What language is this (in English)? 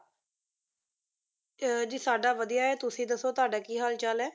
Punjabi